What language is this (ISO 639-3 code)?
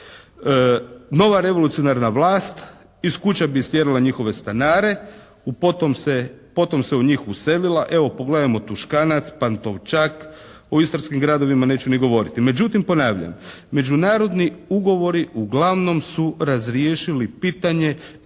hrv